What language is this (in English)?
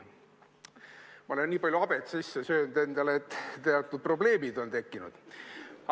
Estonian